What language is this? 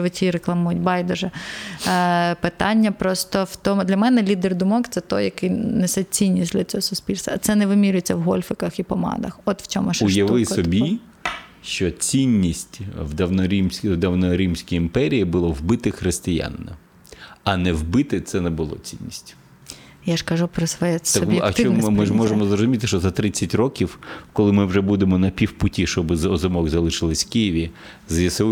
Ukrainian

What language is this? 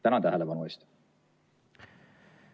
Estonian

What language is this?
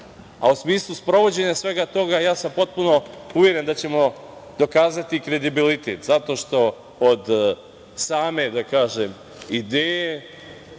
Serbian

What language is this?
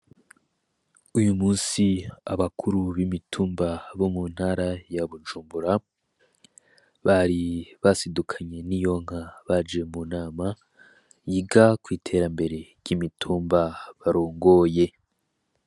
Rundi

